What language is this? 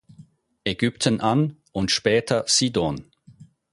German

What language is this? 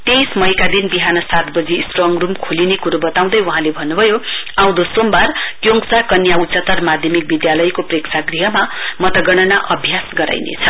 Nepali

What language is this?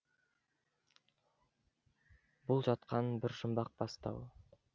Kazakh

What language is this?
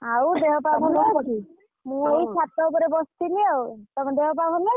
Odia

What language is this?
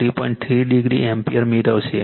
Gujarati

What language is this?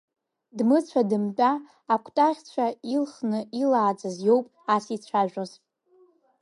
Abkhazian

